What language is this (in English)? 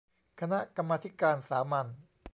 Thai